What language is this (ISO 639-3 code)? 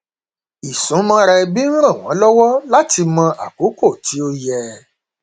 yor